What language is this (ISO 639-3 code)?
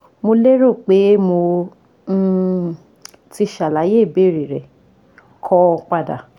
yor